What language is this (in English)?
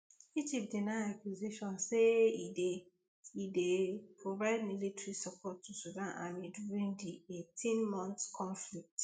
Nigerian Pidgin